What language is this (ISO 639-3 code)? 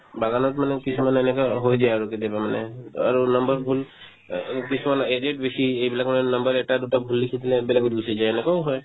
asm